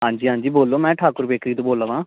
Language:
Dogri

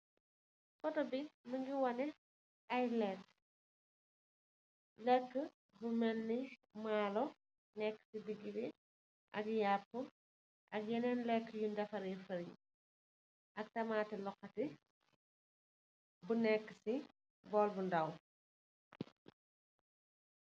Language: Wolof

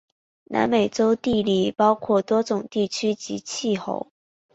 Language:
Chinese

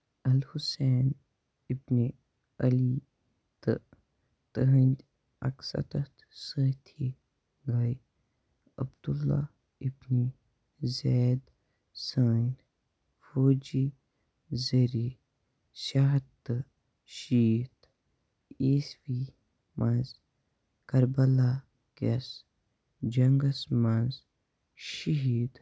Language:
Kashmiri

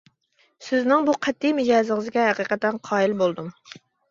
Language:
Uyghur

